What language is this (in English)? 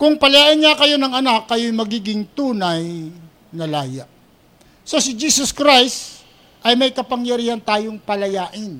Filipino